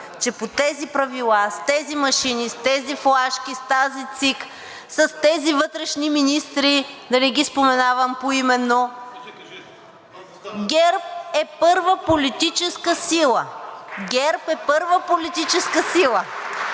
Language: Bulgarian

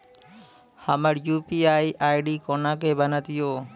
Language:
Maithili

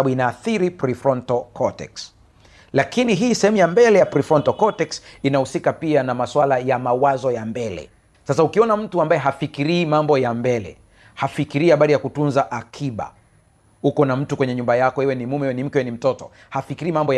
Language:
Swahili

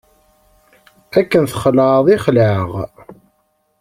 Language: Kabyle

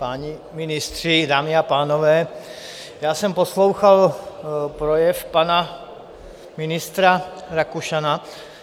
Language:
Czech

